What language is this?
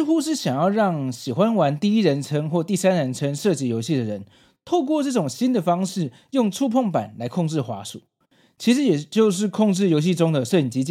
Chinese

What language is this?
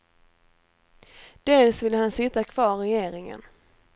Swedish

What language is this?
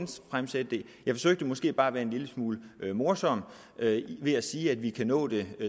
Danish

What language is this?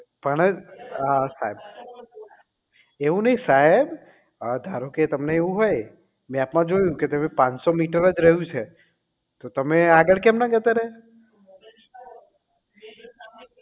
Gujarati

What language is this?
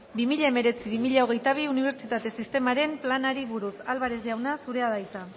Basque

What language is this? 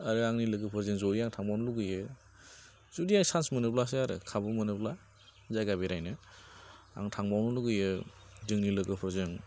Bodo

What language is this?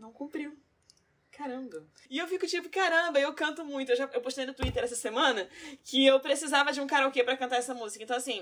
Portuguese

